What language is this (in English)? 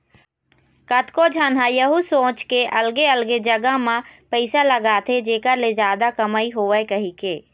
Chhattisgarhi